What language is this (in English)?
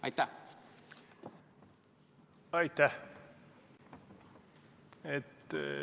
Estonian